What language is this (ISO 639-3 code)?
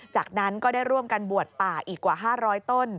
tha